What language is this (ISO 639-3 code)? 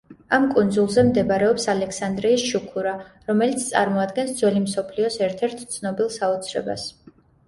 kat